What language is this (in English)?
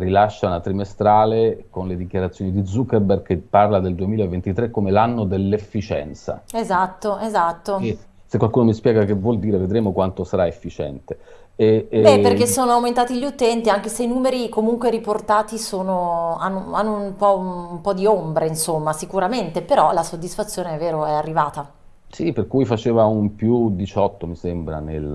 Italian